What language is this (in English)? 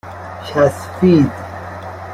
Persian